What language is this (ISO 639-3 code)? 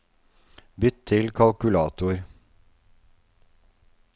nor